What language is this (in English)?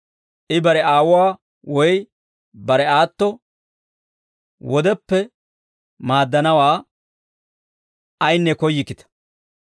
Dawro